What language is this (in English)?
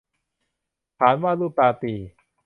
Thai